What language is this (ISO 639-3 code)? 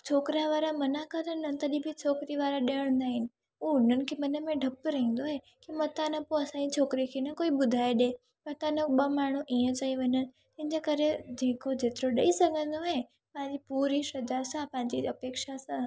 snd